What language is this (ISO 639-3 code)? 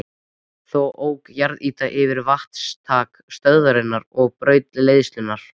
isl